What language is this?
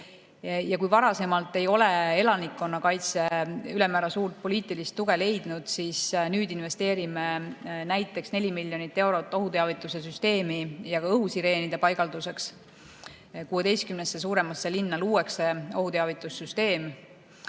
Estonian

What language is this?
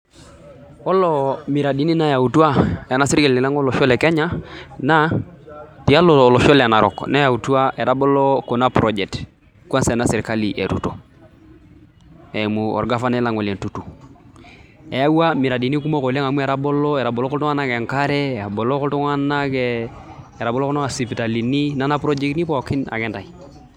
Masai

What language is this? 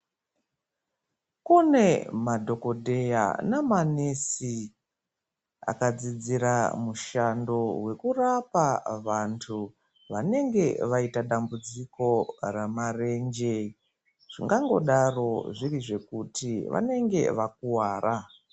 Ndau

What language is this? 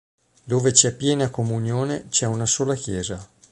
Italian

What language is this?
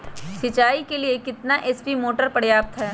Magahi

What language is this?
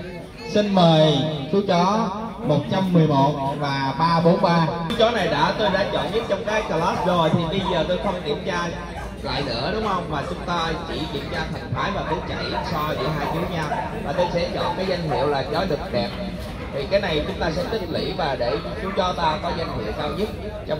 Vietnamese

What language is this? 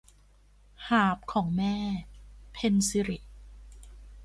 Thai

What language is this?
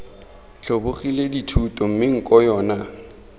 Tswana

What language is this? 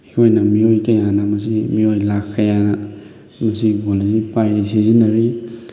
Manipuri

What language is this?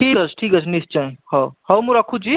Odia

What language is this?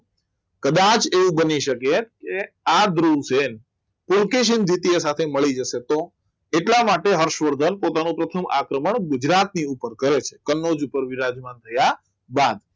Gujarati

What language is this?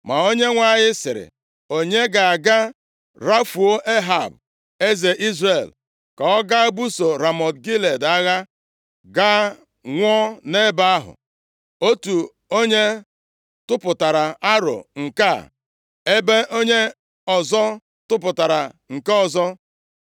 Igbo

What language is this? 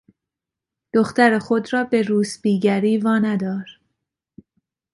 Persian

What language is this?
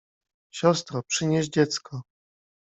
Polish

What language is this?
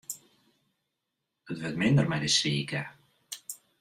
Western Frisian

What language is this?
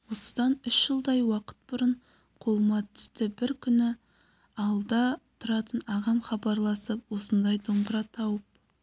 Kazakh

